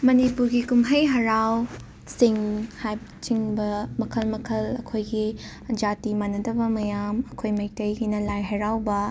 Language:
Manipuri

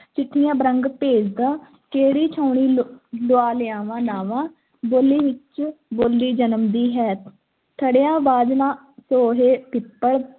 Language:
Punjabi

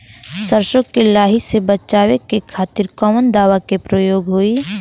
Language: Bhojpuri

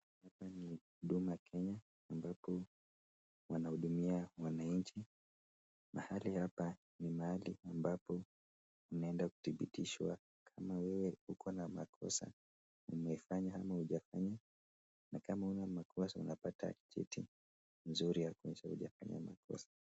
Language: Swahili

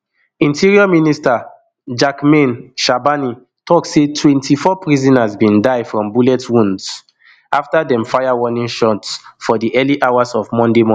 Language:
Nigerian Pidgin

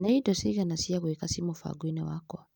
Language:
Kikuyu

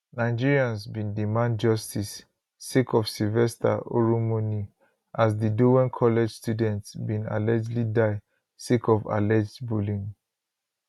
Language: Nigerian Pidgin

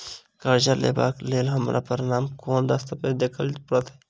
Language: Maithili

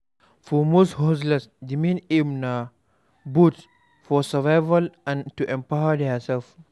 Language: Nigerian Pidgin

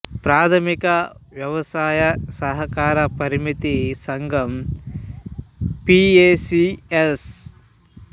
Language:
Telugu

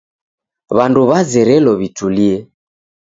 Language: Taita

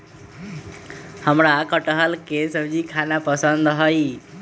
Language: Magahi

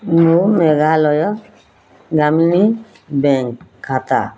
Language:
Odia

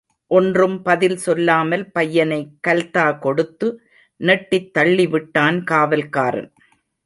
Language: Tamil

